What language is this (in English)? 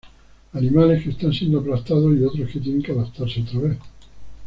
Spanish